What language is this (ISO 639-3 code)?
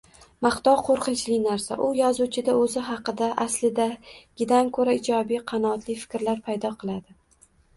uzb